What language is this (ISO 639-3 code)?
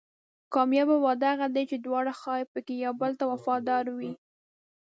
pus